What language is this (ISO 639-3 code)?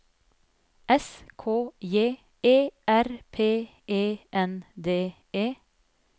nor